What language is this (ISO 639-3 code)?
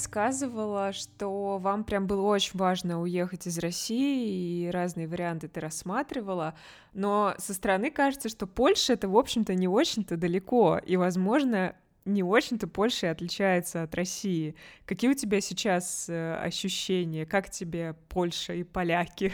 rus